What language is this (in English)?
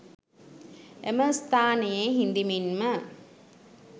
Sinhala